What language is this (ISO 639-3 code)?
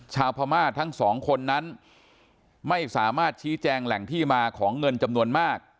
tha